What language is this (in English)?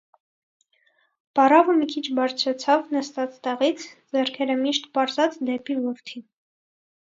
Armenian